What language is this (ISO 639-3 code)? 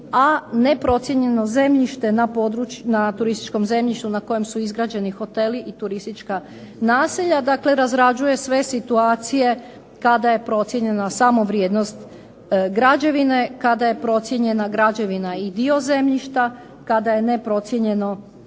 hrv